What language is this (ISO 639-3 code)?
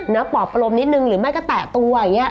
tha